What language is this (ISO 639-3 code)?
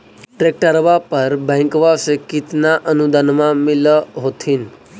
mag